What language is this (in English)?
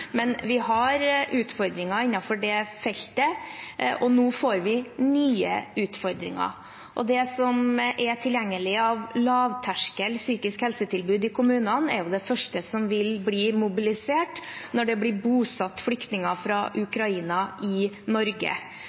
Norwegian Bokmål